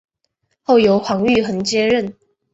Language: Chinese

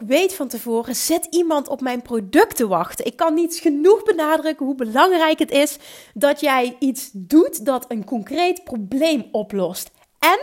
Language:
Dutch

